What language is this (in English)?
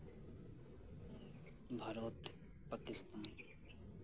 Santali